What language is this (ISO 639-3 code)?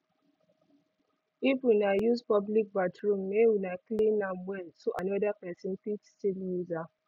pcm